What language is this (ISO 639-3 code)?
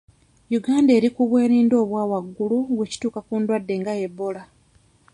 lug